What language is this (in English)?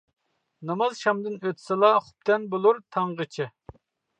Uyghur